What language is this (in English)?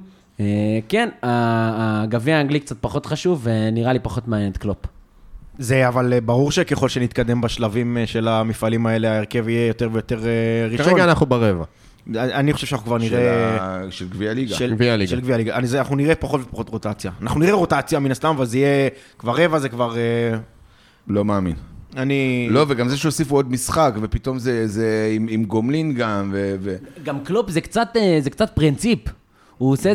Hebrew